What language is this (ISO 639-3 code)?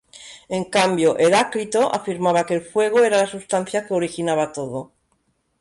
spa